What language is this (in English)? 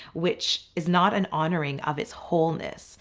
English